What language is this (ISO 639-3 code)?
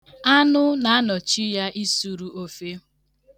ibo